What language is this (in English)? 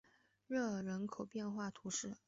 Chinese